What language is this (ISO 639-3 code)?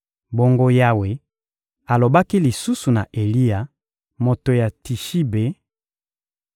lin